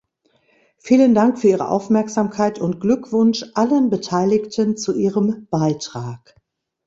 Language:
German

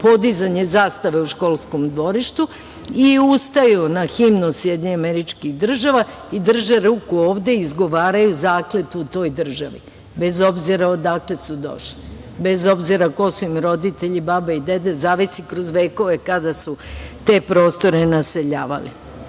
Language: Serbian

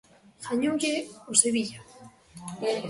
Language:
Galician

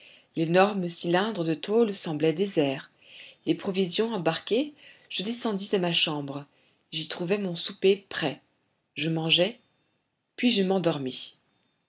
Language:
French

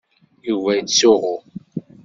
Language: Kabyle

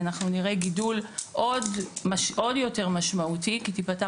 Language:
Hebrew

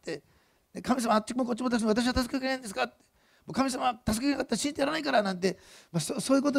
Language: Japanese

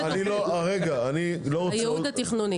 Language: Hebrew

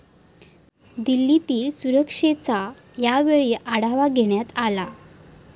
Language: Marathi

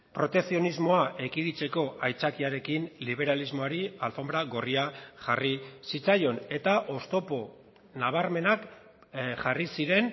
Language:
Basque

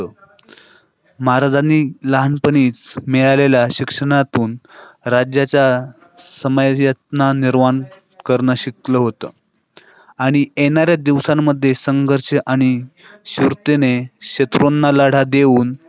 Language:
Marathi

